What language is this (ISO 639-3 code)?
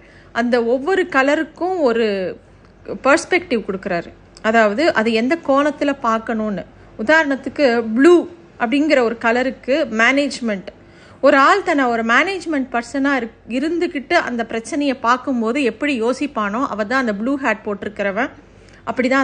tam